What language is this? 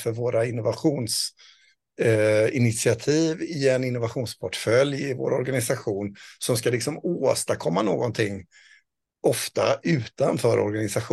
Swedish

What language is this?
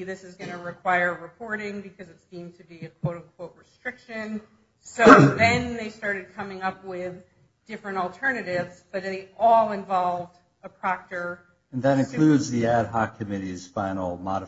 English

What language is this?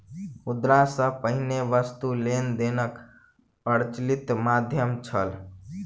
Maithili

